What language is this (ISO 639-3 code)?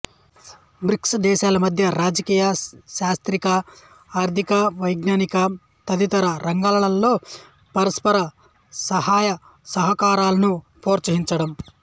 tel